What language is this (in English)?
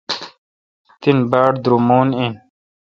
Kalkoti